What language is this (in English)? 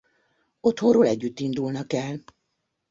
Hungarian